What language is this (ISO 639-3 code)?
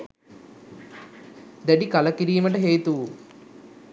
sin